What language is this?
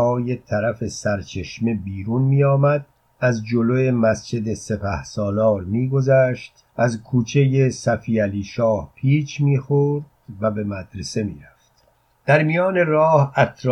Persian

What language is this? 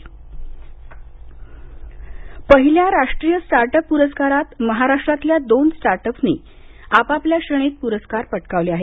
Marathi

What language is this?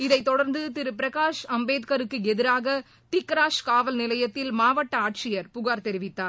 Tamil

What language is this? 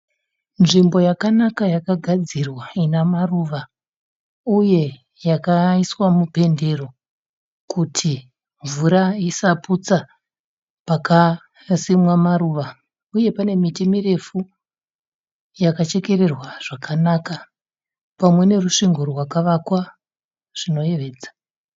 Shona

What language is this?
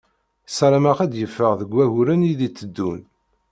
Kabyle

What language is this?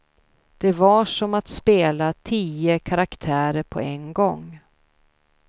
Swedish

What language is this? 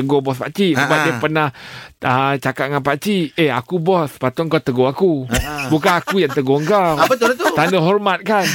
Malay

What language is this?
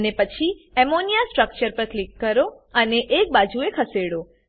Gujarati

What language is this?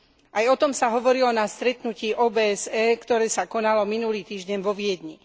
Slovak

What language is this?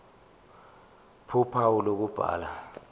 Zulu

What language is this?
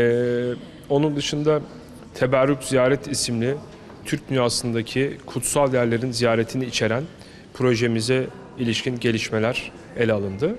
Turkish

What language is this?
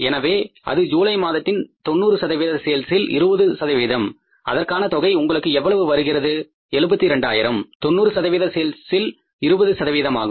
Tamil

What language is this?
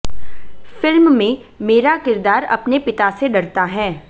Hindi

